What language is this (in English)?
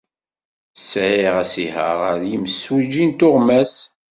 Kabyle